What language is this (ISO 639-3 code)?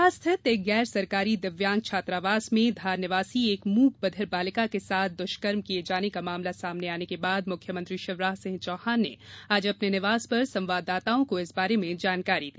hin